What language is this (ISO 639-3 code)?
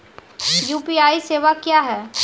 mai